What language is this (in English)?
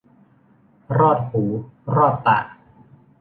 Thai